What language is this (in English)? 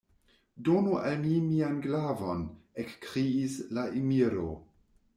Esperanto